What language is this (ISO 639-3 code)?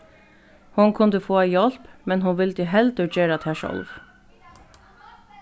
fao